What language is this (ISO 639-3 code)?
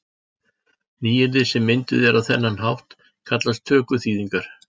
isl